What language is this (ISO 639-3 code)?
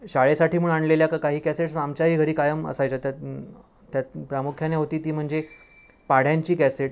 mar